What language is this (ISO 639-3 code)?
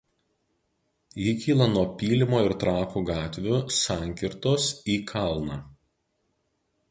lit